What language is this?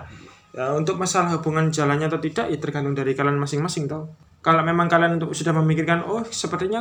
Indonesian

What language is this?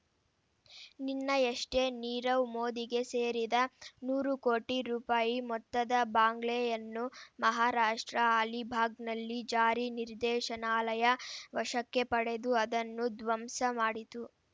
Kannada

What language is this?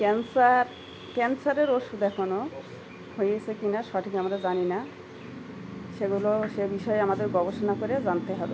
Bangla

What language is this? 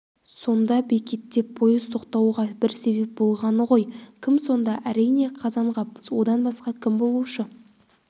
Kazakh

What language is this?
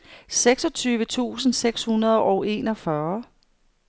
Danish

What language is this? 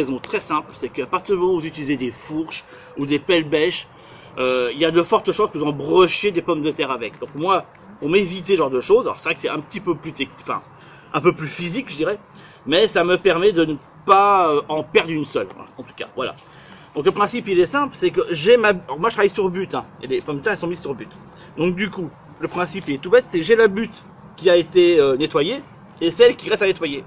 French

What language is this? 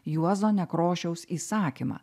Lithuanian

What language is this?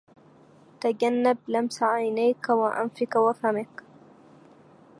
Arabic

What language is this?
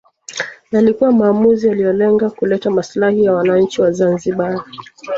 Swahili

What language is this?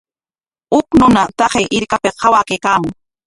Corongo Ancash Quechua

